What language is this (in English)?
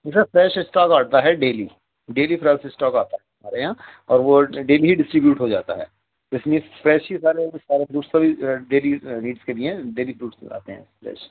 Urdu